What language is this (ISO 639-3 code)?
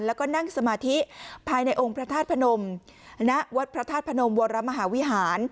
tha